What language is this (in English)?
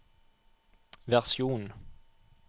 Norwegian